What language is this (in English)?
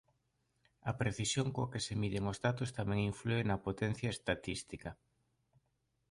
Galician